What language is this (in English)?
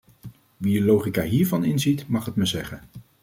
Dutch